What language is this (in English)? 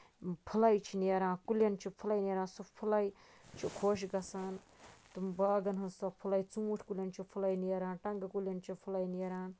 Kashmiri